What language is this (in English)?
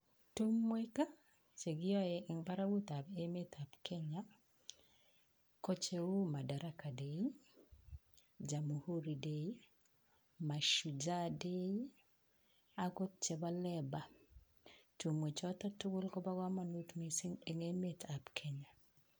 Kalenjin